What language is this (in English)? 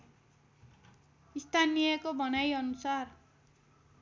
Nepali